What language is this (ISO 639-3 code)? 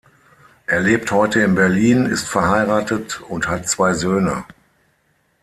deu